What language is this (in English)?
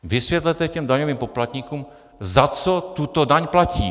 Czech